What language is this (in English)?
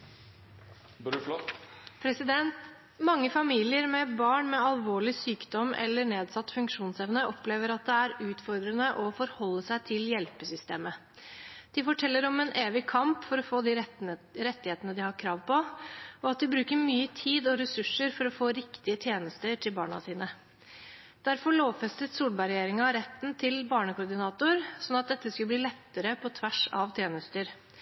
Norwegian Bokmål